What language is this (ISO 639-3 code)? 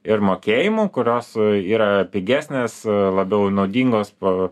lit